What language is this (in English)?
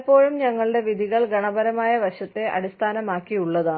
Malayalam